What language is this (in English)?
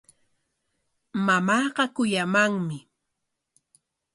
Corongo Ancash Quechua